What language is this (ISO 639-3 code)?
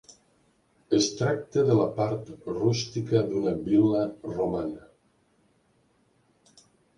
cat